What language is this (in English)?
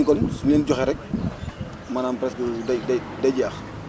Wolof